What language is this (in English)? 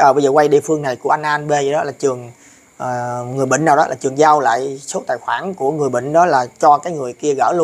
Vietnamese